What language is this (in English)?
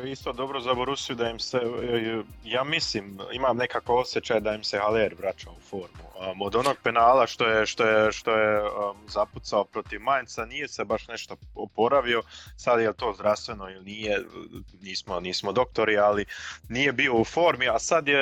Croatian